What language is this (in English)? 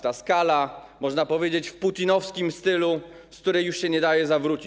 Polish